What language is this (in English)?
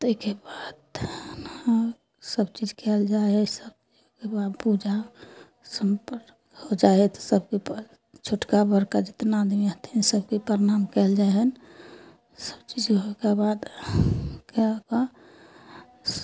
Maithili